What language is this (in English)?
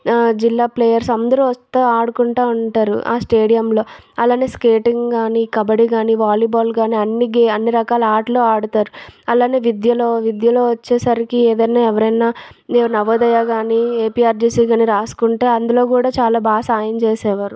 Telugu